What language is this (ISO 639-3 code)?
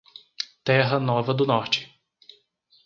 por